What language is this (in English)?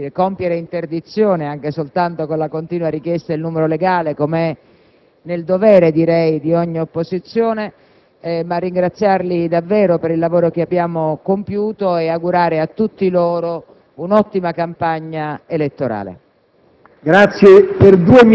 Italian